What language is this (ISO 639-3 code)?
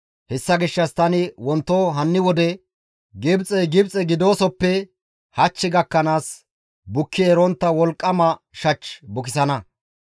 gmv